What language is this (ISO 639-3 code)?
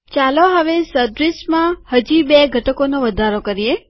guj